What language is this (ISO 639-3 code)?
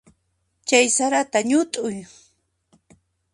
qxp